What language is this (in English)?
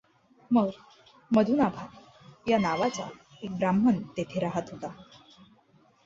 Marathi